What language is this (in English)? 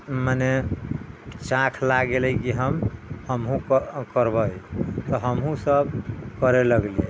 Maithili